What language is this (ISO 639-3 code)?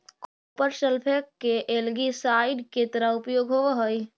mag